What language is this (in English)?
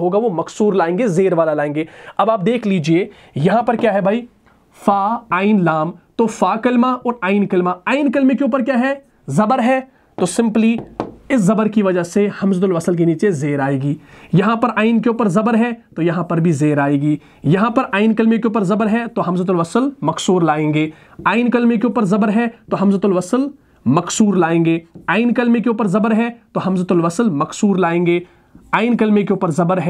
Hindi